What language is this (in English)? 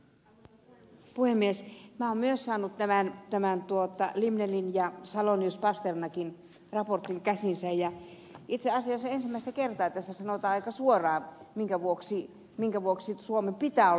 Finnish